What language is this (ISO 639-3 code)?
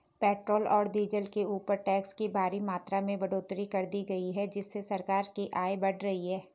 hin